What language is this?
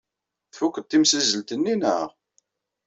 Kabyle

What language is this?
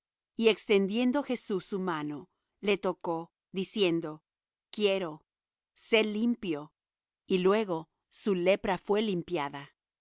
Spanish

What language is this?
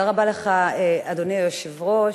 Hebrew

